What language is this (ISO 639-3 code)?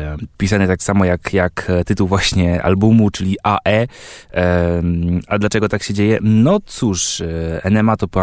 pol